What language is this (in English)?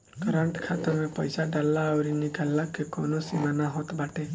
Bhojpuri